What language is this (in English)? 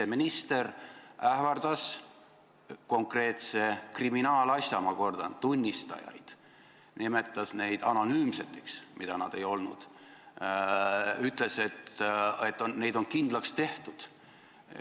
Estonian